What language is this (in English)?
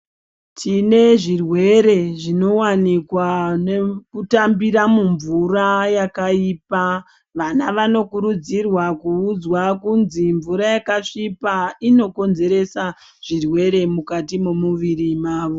Ndau